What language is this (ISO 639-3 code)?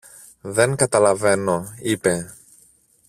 ell